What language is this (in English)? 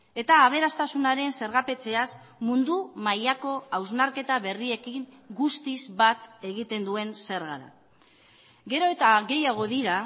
Basque